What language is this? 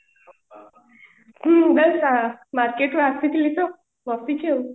Odia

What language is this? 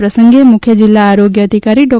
Gujarati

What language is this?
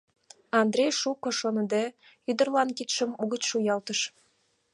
Mari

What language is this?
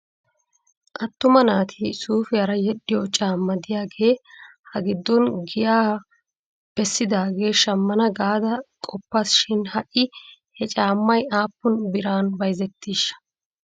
Wolaytta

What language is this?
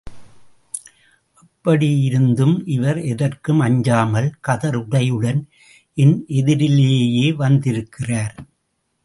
Tamil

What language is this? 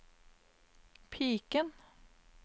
Norwegian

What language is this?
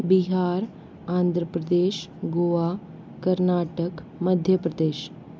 Hindi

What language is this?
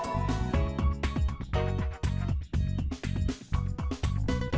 Vietnamese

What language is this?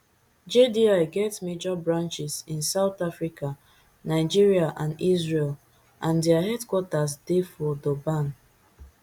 Nigerian Pidgin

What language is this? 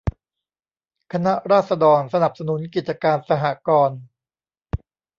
Thai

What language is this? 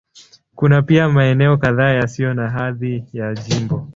Swahili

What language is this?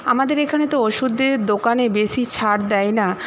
Bangla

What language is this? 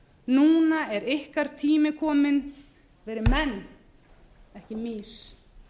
Icelandic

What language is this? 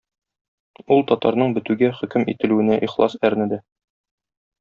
Tatar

